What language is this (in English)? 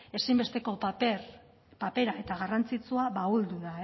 Basque